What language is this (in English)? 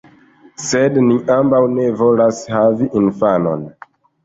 Esperanto